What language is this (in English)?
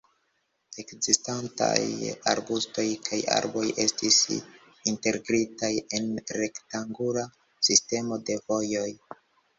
Esperanto